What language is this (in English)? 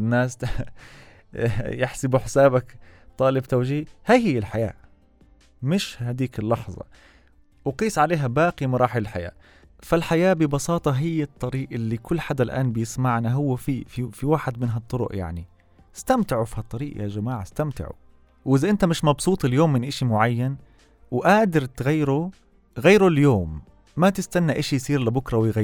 Arabic